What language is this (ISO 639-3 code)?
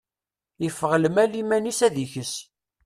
kab